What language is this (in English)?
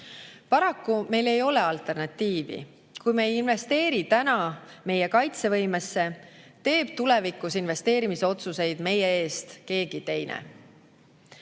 Estonian